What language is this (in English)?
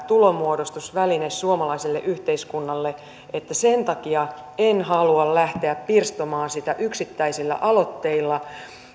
Finnish